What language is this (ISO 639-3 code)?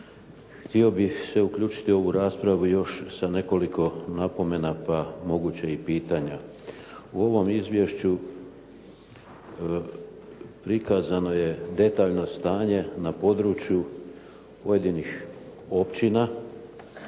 hrv